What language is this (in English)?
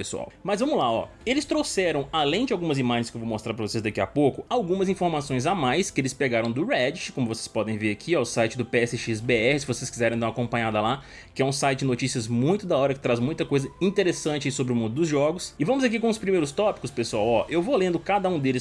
Portuguese